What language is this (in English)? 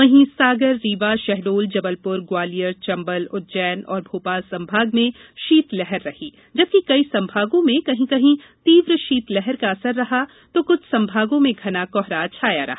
Hindi